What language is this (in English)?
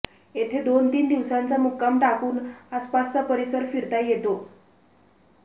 Marathi